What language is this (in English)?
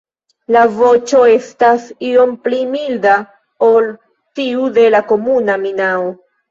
Esperanto